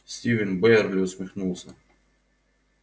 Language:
Russian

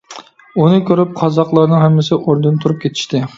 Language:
Uyghur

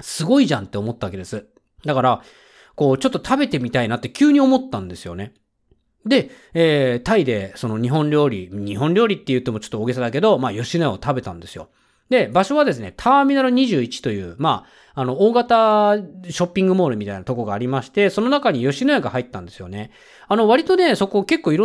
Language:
Japanese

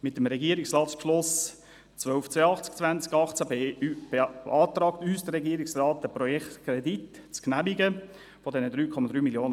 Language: Swiss German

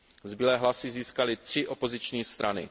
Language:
Czech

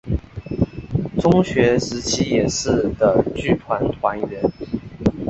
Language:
Chinese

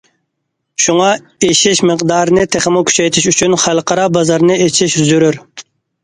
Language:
Uyghur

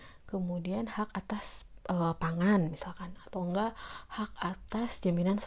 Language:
Indonesian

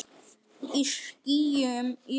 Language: Icelandic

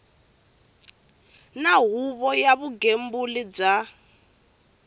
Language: Tsonga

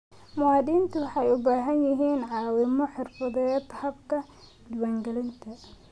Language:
Somali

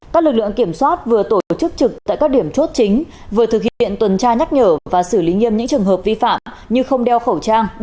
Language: Vietnamese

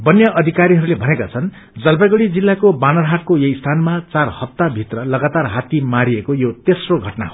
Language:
Nepali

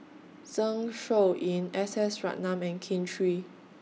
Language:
English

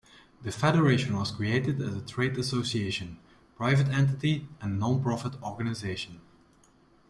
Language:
English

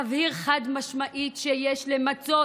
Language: Hebrew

